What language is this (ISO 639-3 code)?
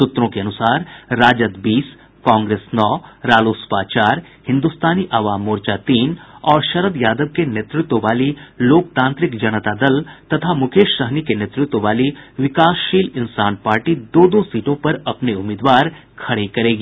hin